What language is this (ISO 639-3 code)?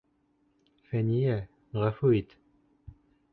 bak